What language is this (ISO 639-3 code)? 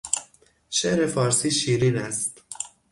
fas